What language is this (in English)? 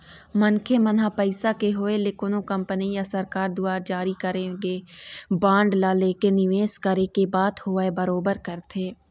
Chhattisgarhi